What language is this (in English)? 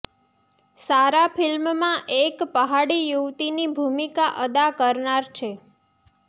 Gujarati